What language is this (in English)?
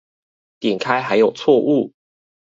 Chinese